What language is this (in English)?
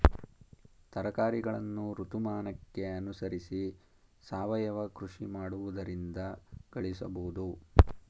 Kannada